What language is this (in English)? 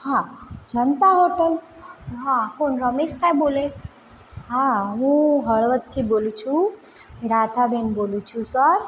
Gujarati